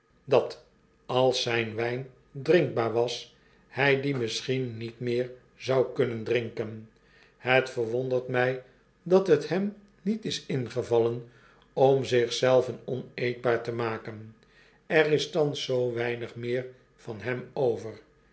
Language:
Dutch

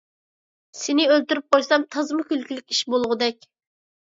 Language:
Uyghur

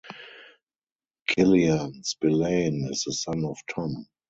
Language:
English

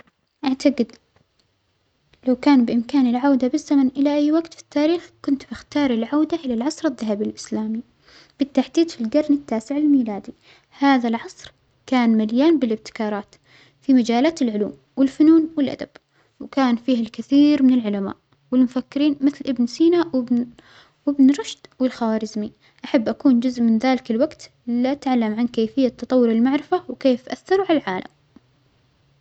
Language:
Omani Arabic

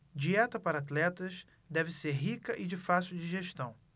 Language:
Portuguese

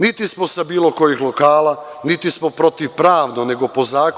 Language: Serbian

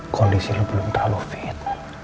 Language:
Indonesian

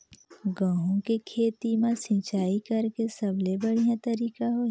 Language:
Chhattisgarhi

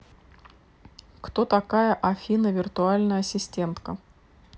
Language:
Russian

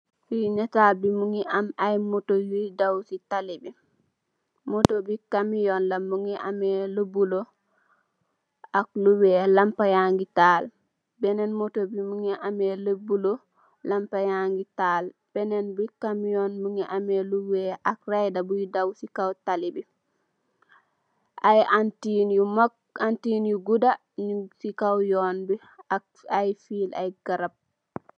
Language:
Wolof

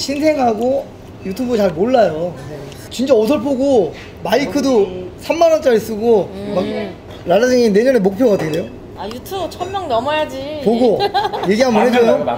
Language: Korean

